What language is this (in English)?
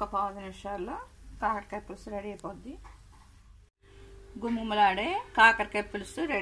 Arabic